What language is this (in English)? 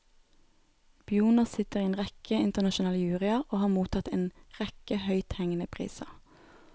Norwegian